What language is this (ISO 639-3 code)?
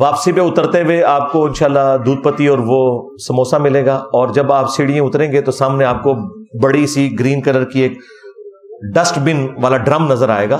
urd